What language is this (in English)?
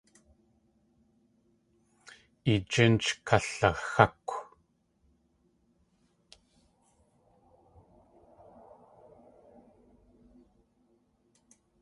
Tlingit